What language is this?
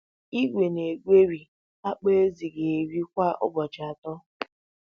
Igbo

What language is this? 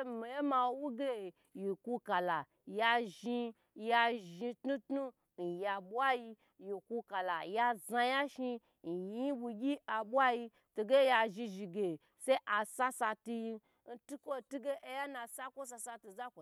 Gbagyi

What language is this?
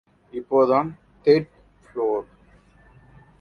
Tamil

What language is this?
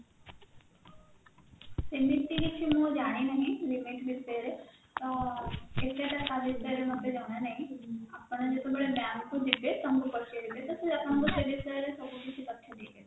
Odia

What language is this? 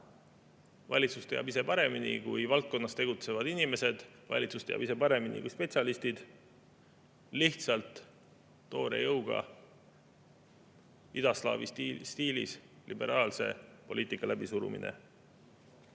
Estonian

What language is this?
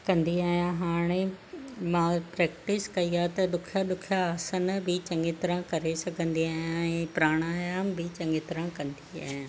Sindhi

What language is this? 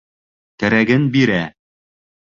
Bashkir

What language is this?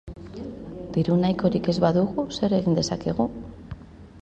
Basque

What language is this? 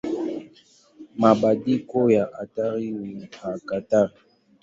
Swahili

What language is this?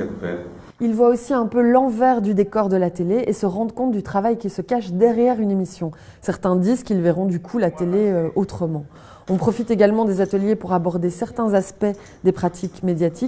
French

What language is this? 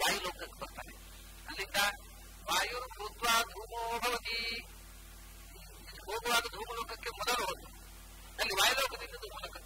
Hindi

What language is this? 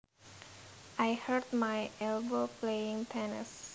Javanese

